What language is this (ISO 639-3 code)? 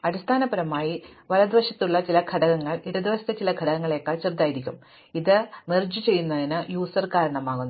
mal